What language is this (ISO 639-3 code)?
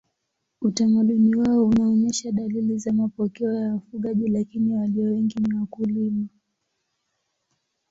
swa